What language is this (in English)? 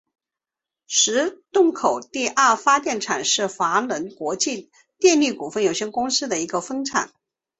Chinese